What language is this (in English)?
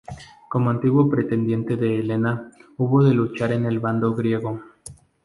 Spanish